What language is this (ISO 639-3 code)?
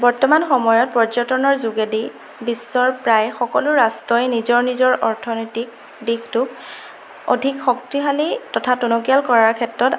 asm